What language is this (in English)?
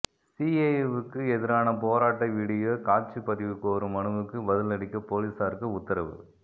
Tamil